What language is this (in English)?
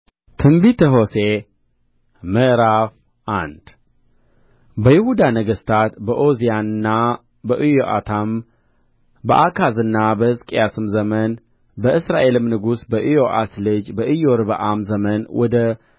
Amharic